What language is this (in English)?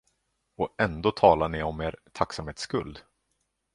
Swedish